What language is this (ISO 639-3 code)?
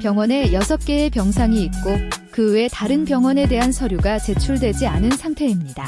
kor